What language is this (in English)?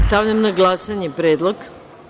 Serbian